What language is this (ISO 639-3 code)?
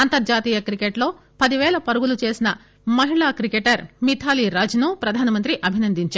tel